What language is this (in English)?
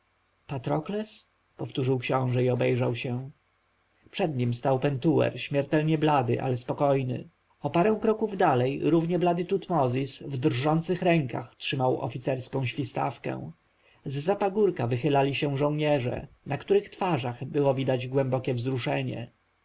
Polish